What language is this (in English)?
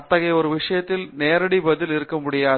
Tamil